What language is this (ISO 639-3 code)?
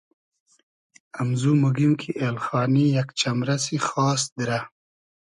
haz